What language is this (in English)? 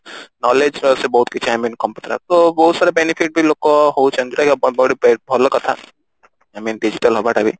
Odia